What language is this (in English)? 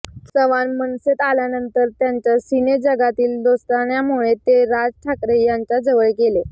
Marathi